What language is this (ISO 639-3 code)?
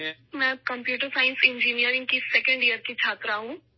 urd